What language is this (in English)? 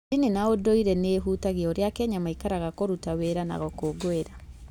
Kikuyu